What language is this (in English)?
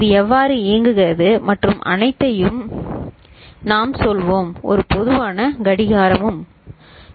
Tamil